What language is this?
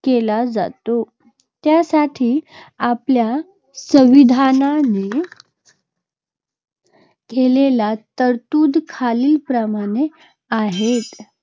Marathi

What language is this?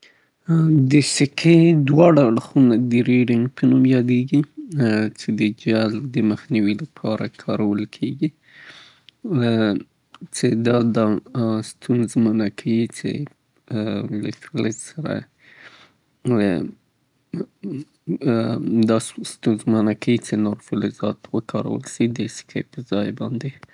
Southern Pashto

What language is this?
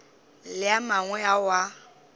Northern Sotho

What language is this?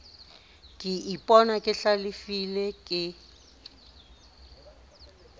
Southern Sotho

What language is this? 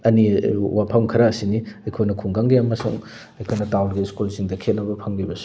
Manipuri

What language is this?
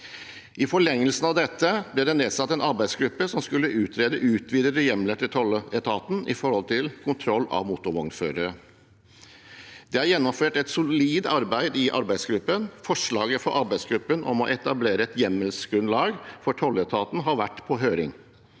Norwegian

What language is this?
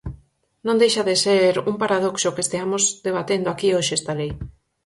Galician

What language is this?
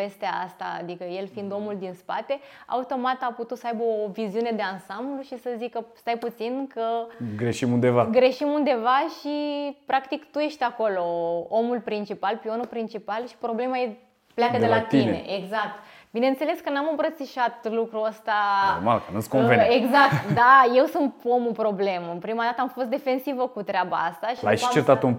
Romanian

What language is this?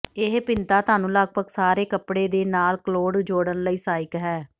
Punjabi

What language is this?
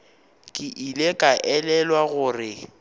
Northern Sotho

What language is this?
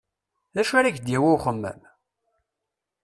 Kabyle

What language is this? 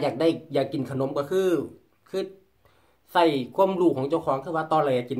Thai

